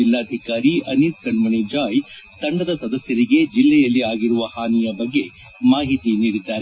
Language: Kannada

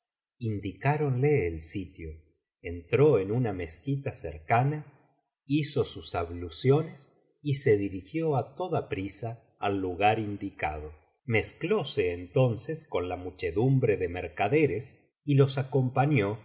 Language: Spanish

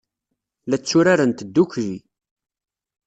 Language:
Kabyle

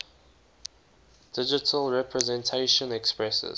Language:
English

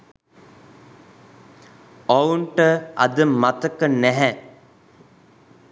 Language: Sinhala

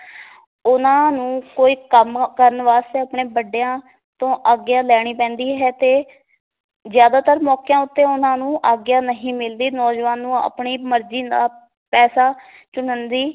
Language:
Punjabi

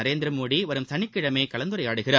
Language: Tamil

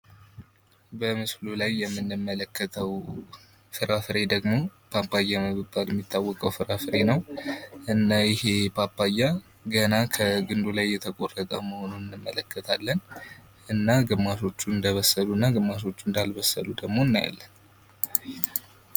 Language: Amharic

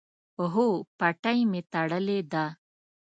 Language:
Pashto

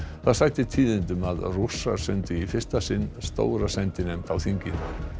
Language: Icelandic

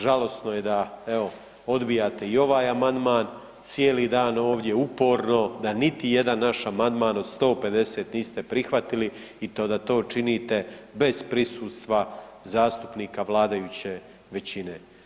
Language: Croatian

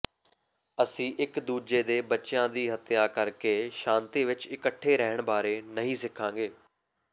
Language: Punjabi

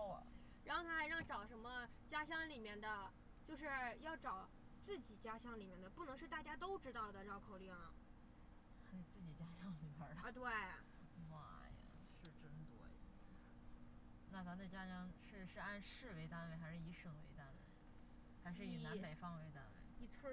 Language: Chinese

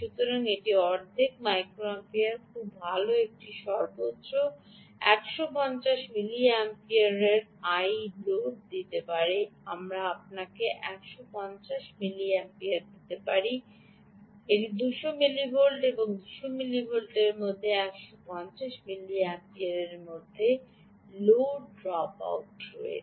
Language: Bangla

